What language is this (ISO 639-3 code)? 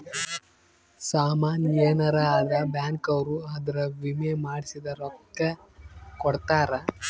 kan